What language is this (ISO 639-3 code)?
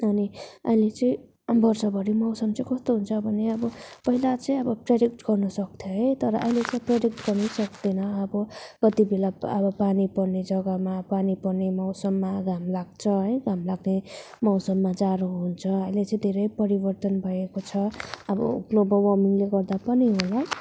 nep